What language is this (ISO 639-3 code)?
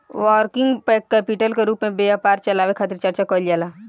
bho